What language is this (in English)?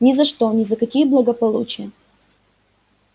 Russian